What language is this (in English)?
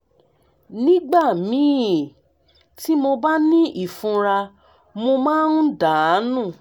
Yoruba